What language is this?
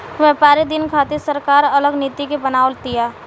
Bhojpuri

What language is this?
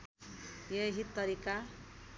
Nepali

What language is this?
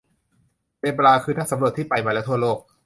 Thai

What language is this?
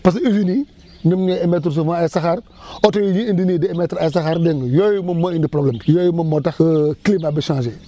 Wolof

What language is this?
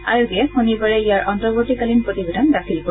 Assamese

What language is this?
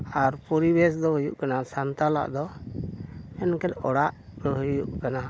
Santali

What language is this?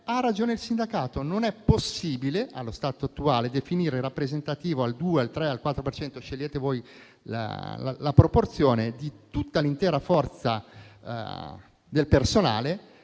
Italian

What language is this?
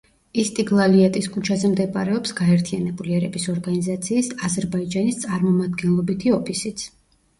Georgian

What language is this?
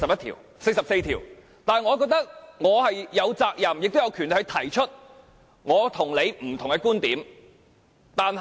Cantonese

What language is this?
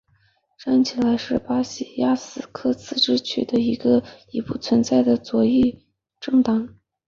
Chinese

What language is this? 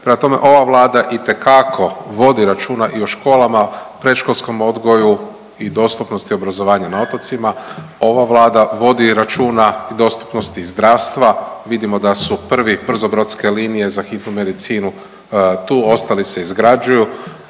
Croatian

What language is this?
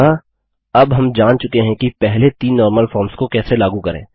Hindi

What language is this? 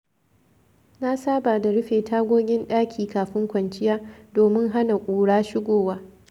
Hausa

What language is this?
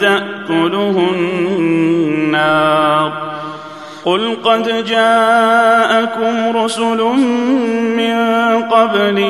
Arabic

